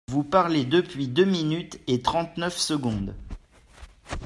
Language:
French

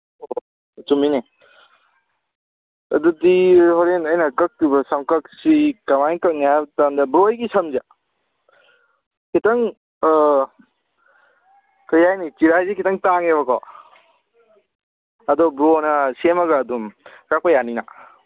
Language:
Manipuri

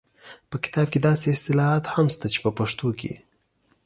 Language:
Pashto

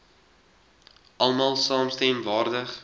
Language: Afrikaans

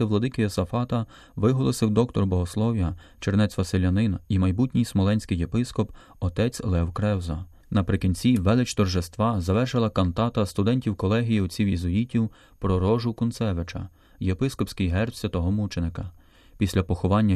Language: Ukrainian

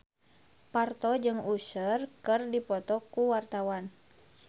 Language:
Sundanese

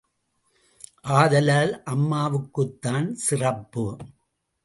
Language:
Tamil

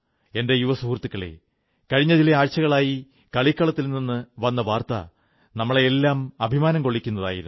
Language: Malayalam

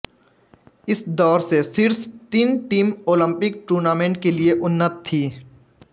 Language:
Hindi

